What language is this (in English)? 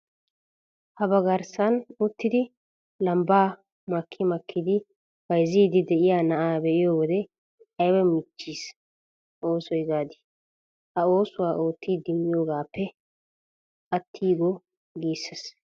Wolaytta